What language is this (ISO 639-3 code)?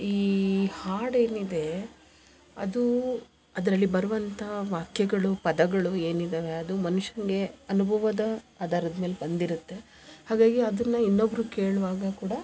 kan